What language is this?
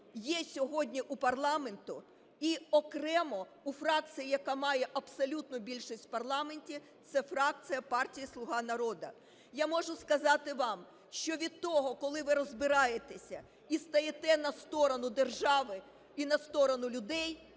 Ukrainian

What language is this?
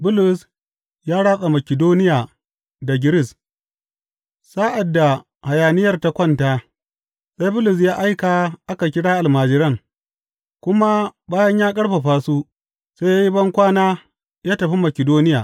Hausa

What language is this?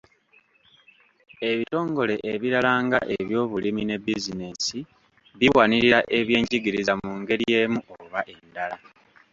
Ganda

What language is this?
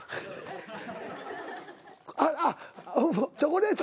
Japanese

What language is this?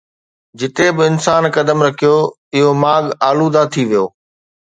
Sindhi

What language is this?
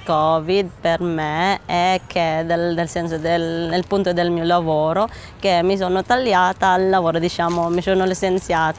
Italian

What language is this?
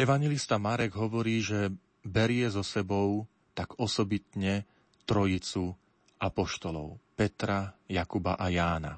Slovak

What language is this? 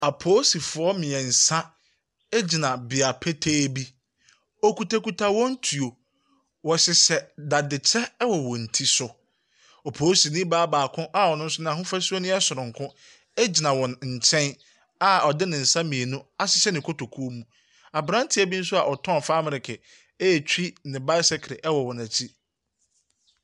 Akan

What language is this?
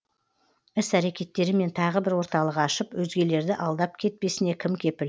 Kazakh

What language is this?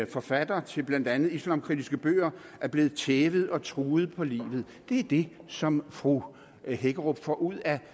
Danish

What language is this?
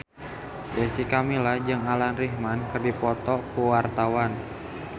Sundanese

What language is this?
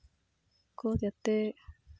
Santali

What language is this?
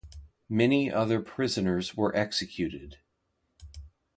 English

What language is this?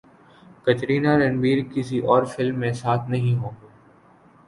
Urdu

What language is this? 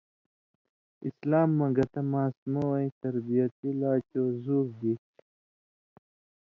Indus Kohistani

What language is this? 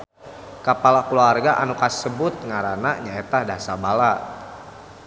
Sundanese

